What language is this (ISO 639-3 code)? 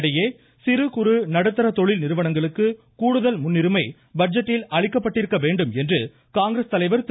tam